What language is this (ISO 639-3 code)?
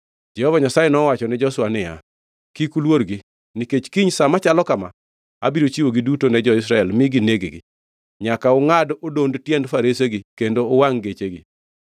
luo